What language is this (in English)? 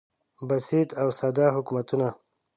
Pashto